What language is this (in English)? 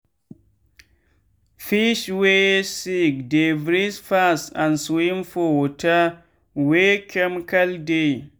Nigerian Pidgin